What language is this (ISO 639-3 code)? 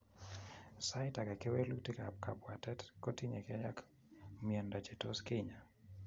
kln